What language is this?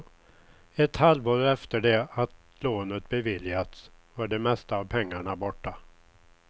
Swedish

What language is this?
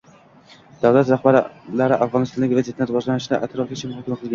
Uzbek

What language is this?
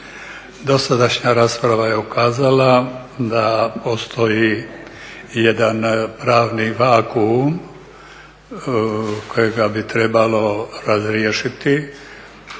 Croatian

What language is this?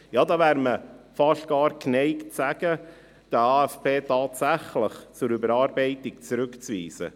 Swiss German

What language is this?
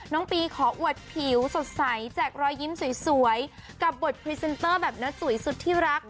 Thai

